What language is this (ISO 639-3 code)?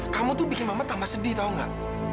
ind